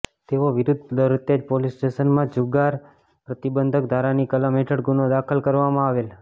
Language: Gujarati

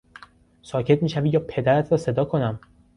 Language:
Persian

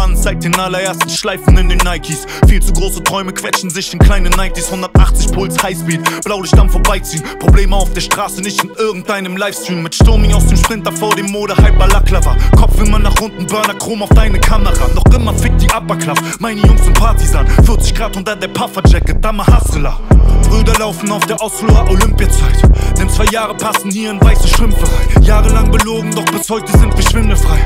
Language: German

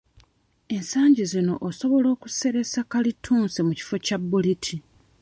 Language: Ganda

